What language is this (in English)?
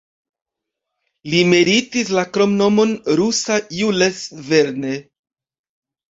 Esperanto